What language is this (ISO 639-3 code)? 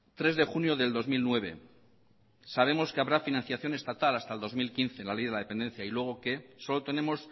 spa